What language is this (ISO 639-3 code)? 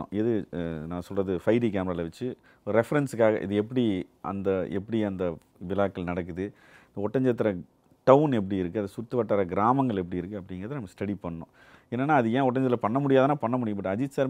tam